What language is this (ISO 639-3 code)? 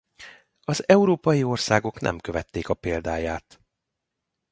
hun